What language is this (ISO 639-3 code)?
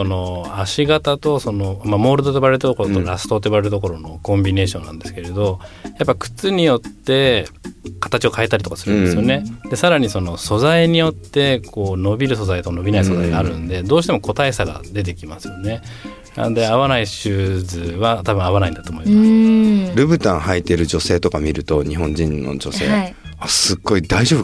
jpn